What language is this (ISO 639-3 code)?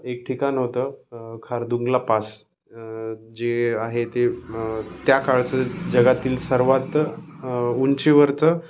mar